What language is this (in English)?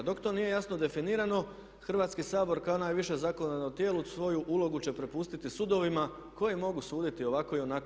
Croatian